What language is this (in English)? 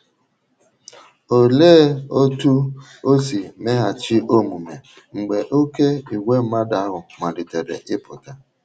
Igbo